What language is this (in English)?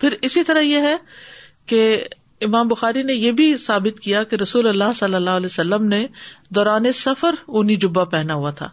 Urdu